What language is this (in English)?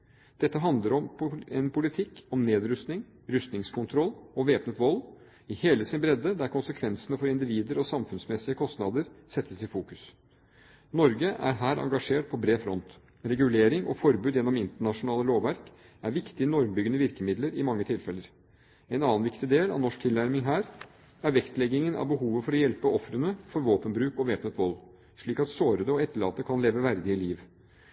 Norwegian Bokmål